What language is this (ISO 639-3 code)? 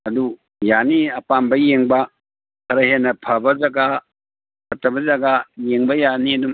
mni